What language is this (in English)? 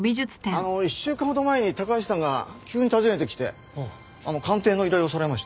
Japanese